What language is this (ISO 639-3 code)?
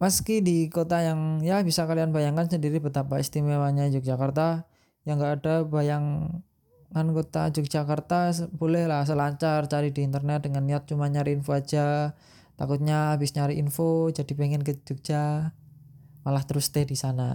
ind